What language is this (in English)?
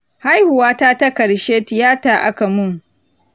Hausa